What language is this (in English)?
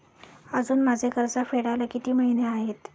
Marathi